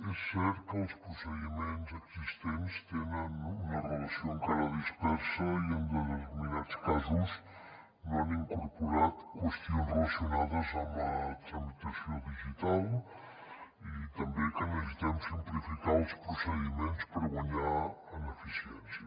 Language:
Catalan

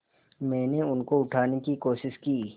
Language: Hindi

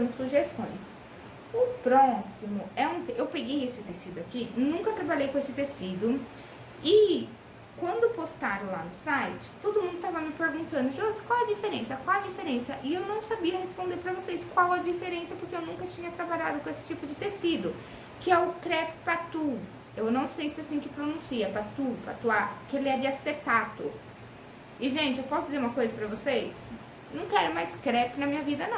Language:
Portuguese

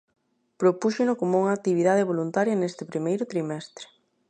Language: Galician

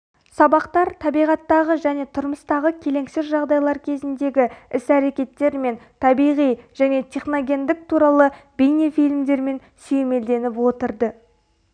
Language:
Kazakh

